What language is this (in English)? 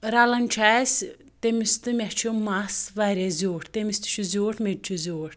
Kashmiri